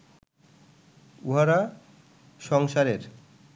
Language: Bangla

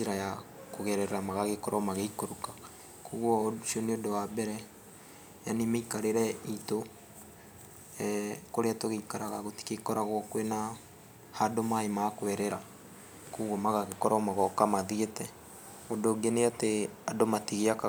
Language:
Kikuyu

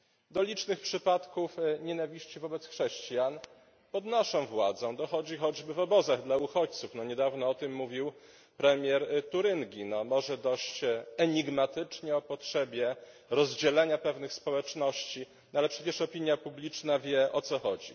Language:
Polish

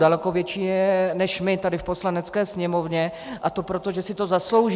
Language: Czech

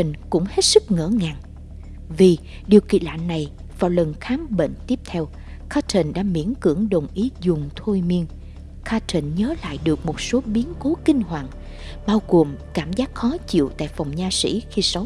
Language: Vietnamese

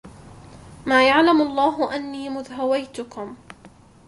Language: Arabic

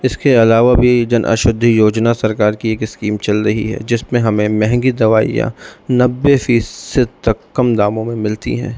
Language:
Urdu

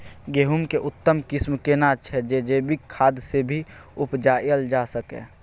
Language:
Maithili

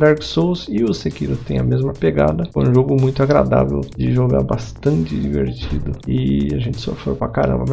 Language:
Portuguese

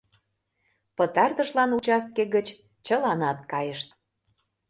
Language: Mari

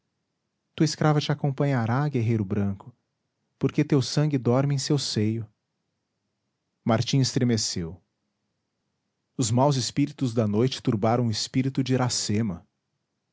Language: Portuguese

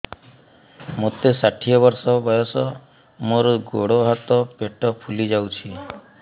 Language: Odia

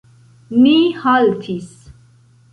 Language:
Esperanto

